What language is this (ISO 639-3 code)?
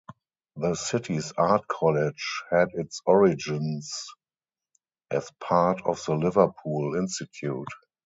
eng